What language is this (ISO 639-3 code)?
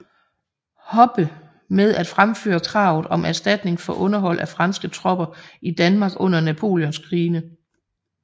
dan